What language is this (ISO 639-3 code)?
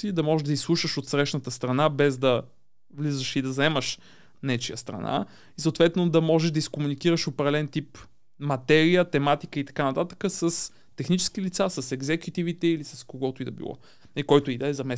bul